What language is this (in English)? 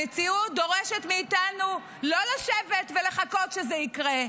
Hebrew